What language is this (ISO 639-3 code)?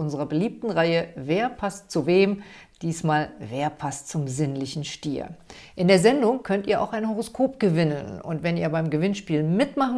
deu